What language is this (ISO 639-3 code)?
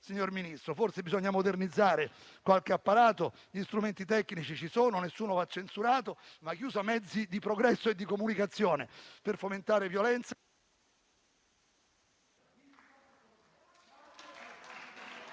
ita